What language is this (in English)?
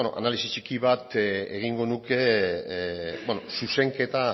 Basque